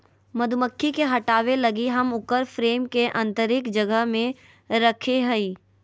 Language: Magahi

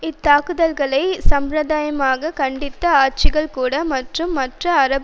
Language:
Tamil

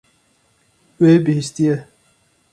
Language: Kurdish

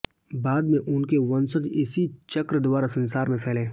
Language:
Hindi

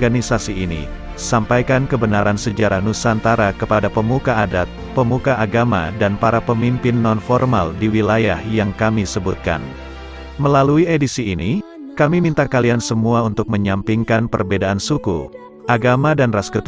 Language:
Indonesian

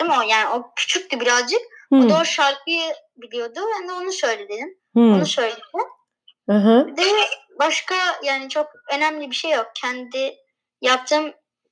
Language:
Turkish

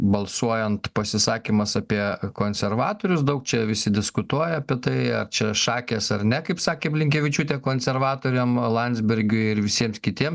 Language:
Lithuanian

